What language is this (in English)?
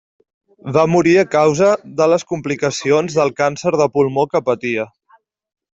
Catalan